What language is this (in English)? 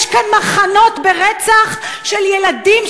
Hebrew